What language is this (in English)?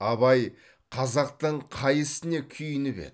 Kazakh